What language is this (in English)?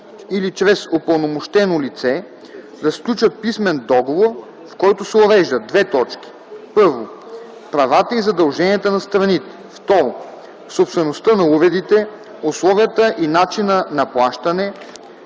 Bulgarian